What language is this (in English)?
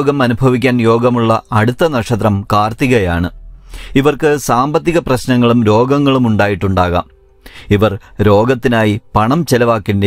Malayalam